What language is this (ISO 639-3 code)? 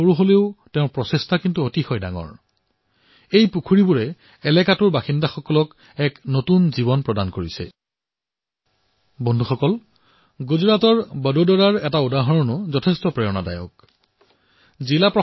asm